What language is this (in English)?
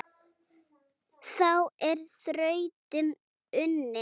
Icelandic